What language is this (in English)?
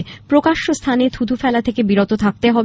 Bangla